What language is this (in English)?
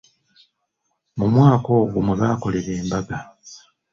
Ganda